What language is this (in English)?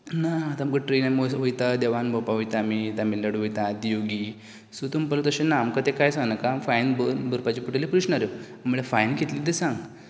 Konkani